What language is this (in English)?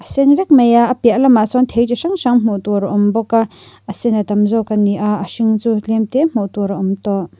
Mizo